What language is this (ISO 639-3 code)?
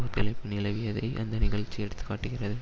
tam